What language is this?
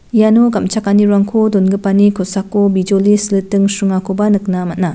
Garo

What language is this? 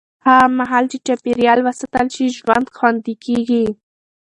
Pashto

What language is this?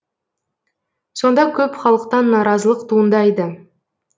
Kazakh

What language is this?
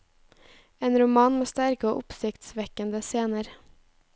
Norwegian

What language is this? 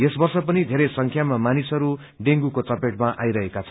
Nepali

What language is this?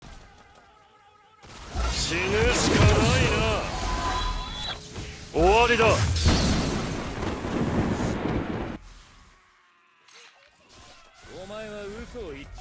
Japanese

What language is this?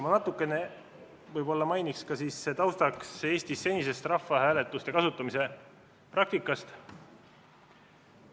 Estonian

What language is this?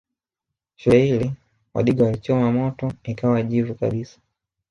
Swahili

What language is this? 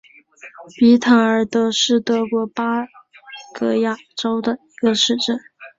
Chinese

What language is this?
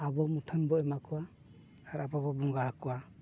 Santali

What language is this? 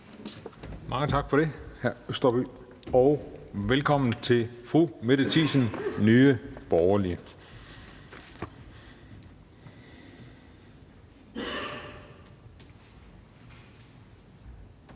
Danish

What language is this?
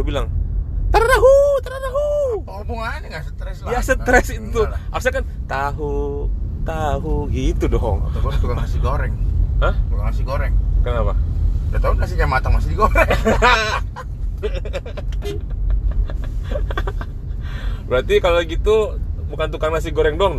Indonesian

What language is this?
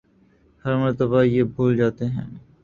Urdu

